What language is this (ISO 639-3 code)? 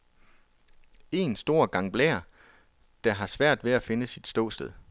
dan